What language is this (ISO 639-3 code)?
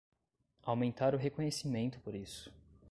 por